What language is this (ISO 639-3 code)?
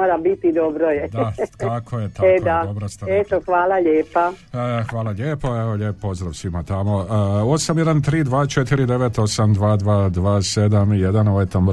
hrv